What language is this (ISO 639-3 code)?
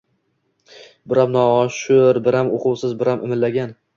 uzb